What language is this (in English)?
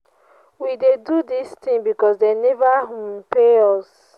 Nigerian Pidgin